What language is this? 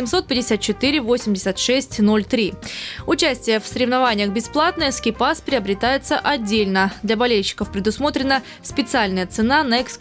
Russian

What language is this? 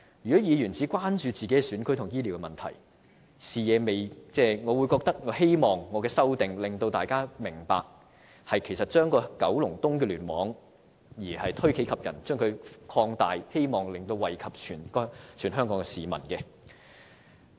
Cantonese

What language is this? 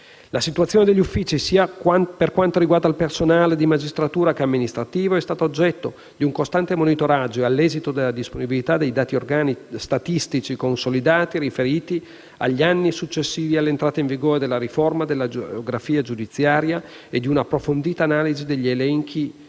Italian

